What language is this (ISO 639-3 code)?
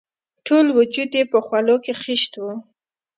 pus